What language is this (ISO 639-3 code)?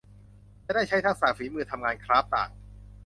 tha